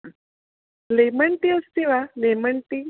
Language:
Sanskrit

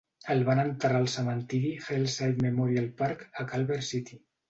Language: Catalan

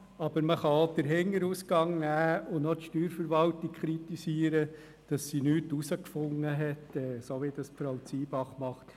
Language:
Swiss German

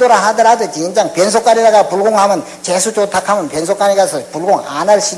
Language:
Korean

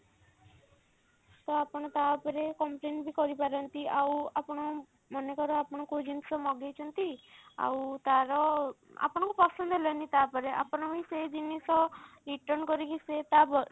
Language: Odia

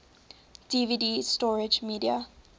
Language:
English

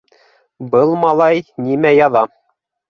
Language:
Bashkir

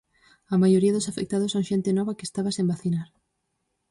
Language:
Galician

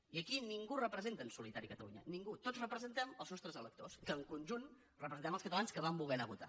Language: Catalan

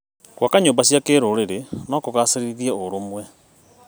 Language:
Kikuyu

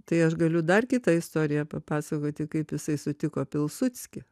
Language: Lithuanian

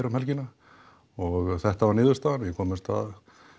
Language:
Icelandic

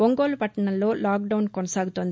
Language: Telugu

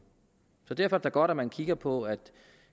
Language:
Danish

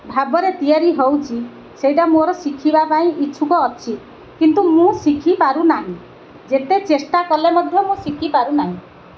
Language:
Odia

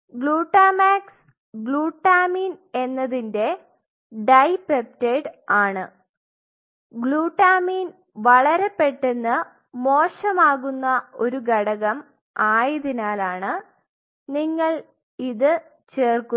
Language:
Malayalam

